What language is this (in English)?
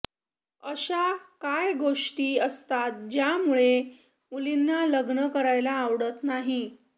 Marathi